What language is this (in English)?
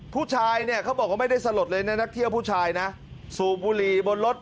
Thai